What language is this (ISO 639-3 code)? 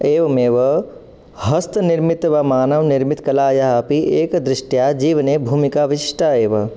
san